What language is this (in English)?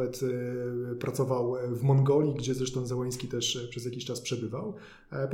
Polish